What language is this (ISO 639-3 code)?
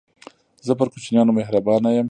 pus